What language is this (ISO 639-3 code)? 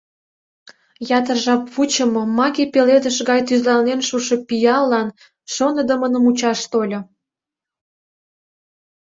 chm